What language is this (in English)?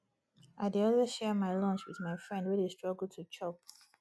Nigerian Pidgin